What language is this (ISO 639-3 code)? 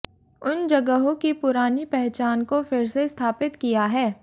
hin